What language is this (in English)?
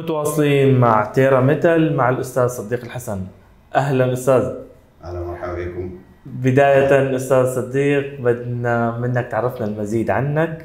Arabic